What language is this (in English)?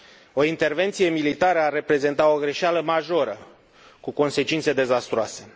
Romanian